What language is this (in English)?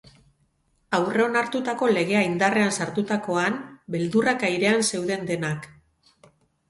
Basque